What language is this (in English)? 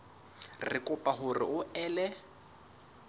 Southern Sotho